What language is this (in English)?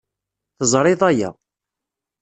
Kabyle